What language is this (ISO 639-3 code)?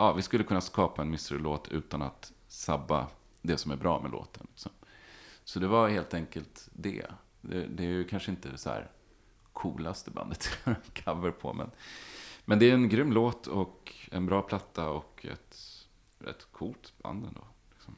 swe